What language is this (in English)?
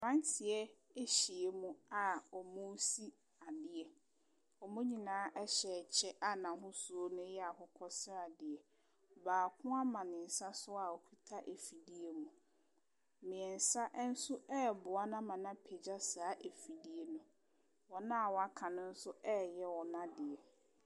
Akan